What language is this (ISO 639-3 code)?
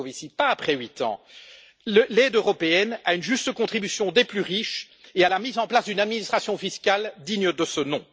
fra